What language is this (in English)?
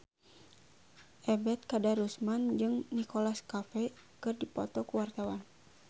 Sundanese